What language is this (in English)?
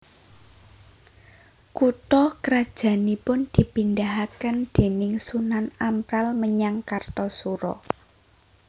Javanese